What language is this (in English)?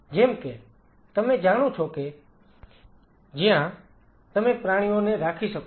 Gujarati